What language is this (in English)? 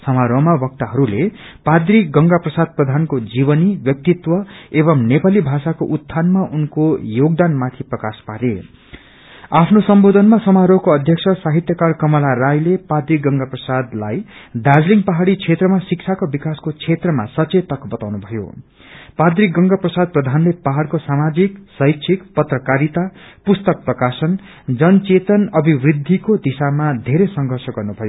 Nepali